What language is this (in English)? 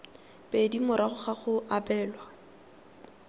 Tswana